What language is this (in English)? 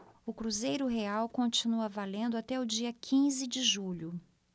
Portuguese